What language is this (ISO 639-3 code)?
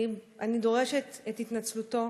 heb